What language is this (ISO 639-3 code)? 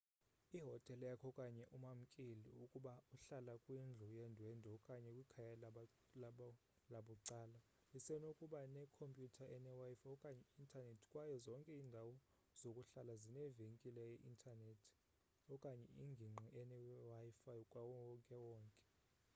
xho